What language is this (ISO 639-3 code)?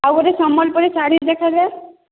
ori